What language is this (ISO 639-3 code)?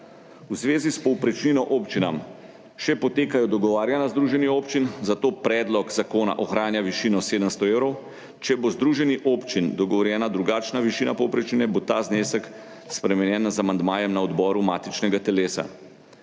slv